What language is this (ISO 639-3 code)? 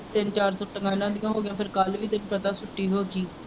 pan